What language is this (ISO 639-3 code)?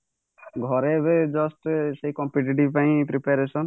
ori